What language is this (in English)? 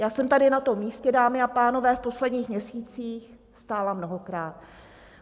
Czech